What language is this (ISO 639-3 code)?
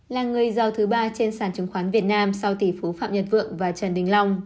vie